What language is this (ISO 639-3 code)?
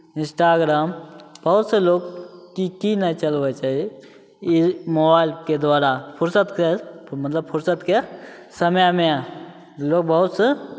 mai